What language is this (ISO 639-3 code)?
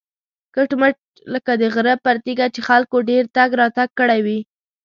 pus